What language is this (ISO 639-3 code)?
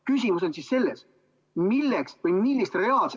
est